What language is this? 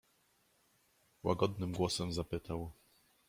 Polish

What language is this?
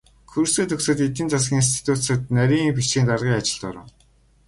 Mongolian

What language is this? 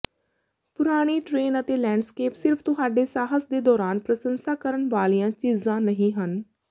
Punjabi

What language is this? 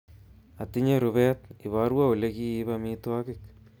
Kalenjin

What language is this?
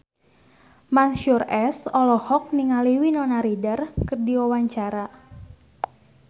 Sundanese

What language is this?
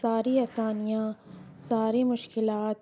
Urdu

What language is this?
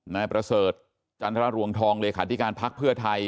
Thai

